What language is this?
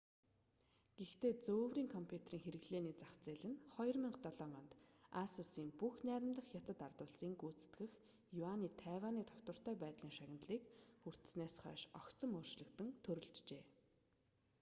Mongolian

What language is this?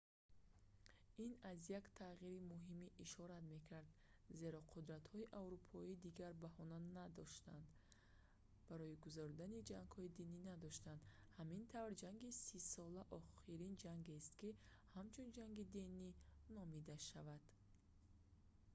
Tajik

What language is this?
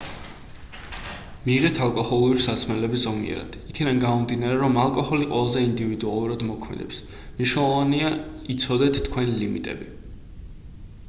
Georgian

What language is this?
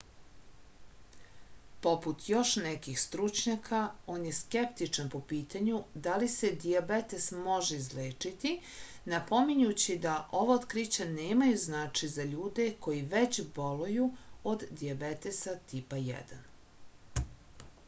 Serbian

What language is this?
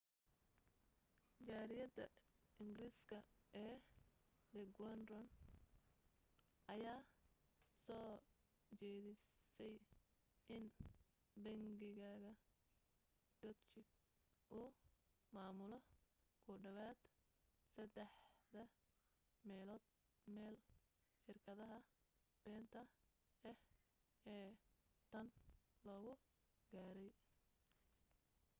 Somali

